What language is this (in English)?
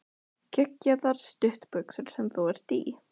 Icelandic